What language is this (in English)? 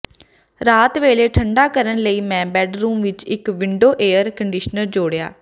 Punjabi